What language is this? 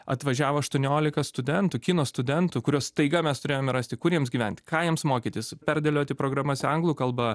Lithuanian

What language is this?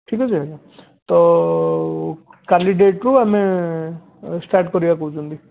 Odia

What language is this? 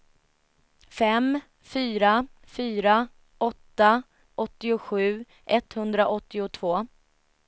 Swedish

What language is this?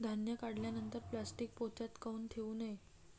Marathi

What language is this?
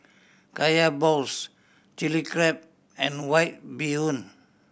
English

